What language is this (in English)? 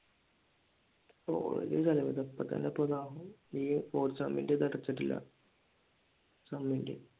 Malayalam